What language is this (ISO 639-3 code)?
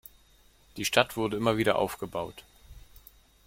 deu